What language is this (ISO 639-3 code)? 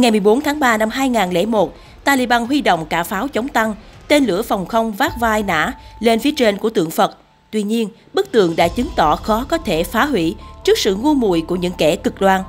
vie